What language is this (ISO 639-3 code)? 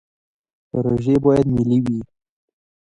pus